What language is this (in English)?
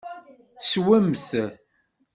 Kabyle